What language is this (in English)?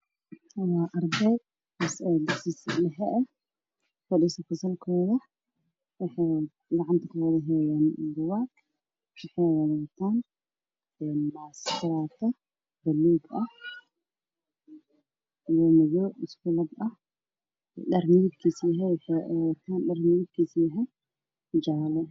Somali